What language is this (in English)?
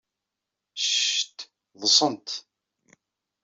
Kabyle